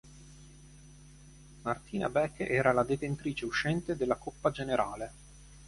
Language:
Italian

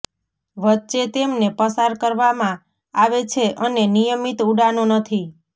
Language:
Gujarati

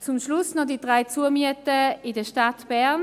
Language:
Swiss German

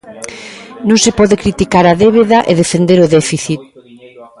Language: Galician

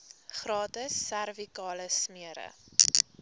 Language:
Afrikaans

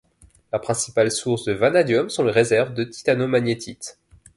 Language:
French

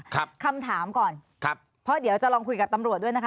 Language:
Thai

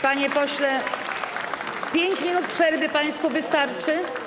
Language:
Polish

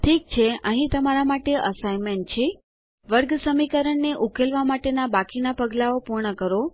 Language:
Gujarati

